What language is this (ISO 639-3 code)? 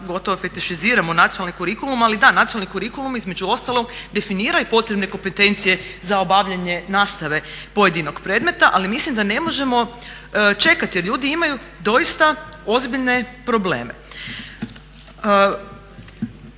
hrv